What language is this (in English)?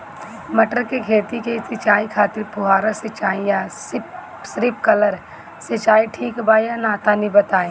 Bhojpuri